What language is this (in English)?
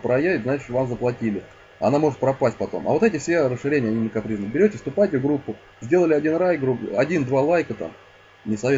Russian